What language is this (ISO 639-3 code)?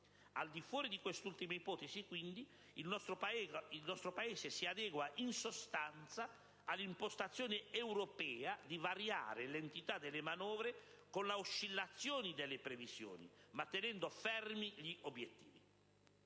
ita